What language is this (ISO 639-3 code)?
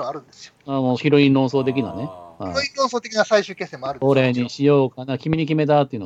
jpn